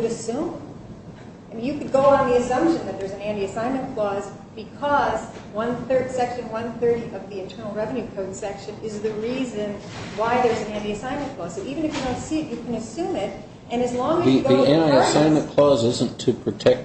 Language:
English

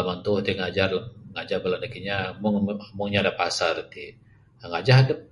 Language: Bukar-Sadung Bidayuh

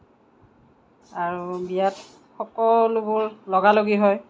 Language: Assamese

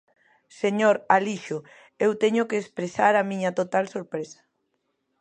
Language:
Galician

